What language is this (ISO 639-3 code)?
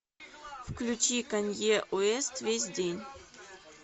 rus